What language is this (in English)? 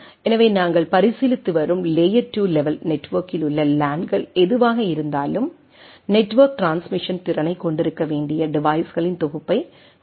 Tamil